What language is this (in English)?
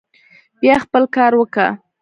Pashto